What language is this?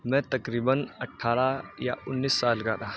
Urdu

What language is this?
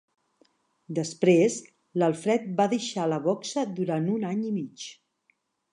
Catalan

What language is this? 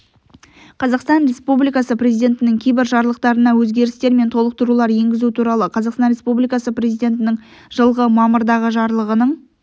Kazakh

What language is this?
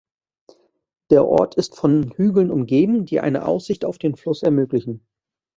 German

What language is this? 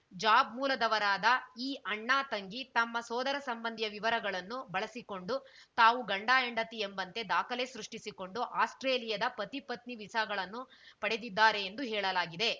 Kannada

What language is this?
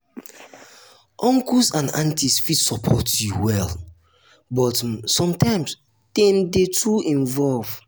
Nigerian Pidgin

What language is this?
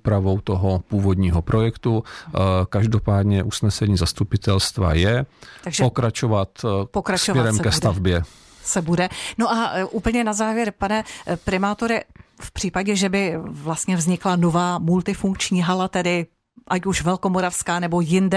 Czech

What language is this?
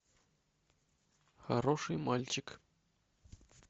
Russian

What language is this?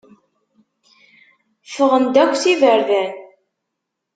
Kabyle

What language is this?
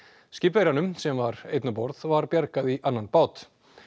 Icelandic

